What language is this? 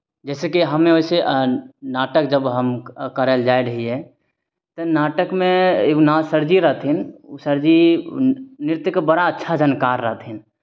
Maithili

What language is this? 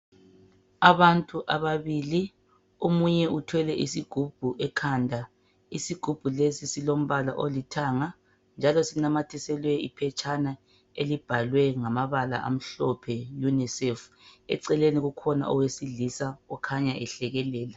North Ndebele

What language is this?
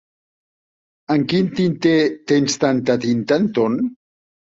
Catalan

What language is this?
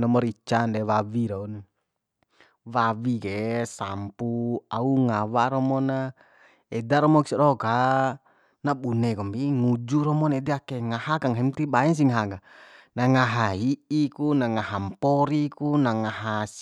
Bima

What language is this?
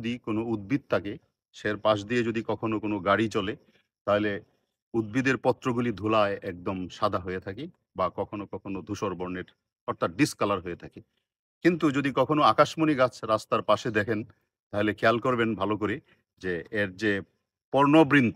Romanian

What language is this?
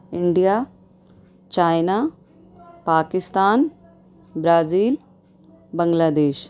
Urdu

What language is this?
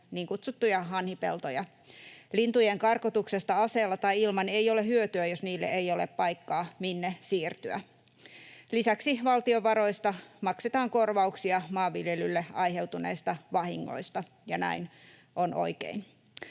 Finnish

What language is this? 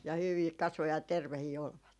Finnish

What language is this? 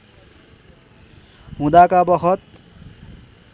Nepali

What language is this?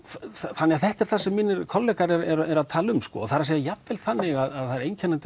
Icelandic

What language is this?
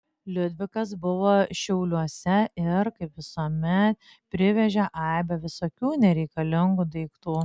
Lithuanian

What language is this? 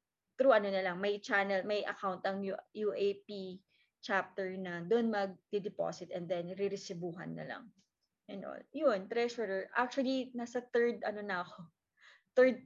Filipino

